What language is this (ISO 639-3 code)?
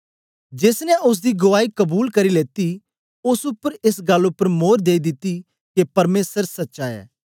doi